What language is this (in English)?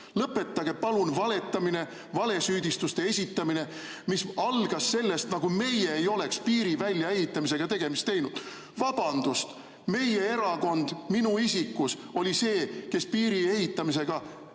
Estonian